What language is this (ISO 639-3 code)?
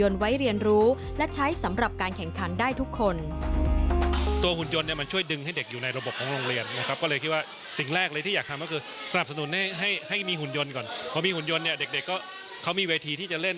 tha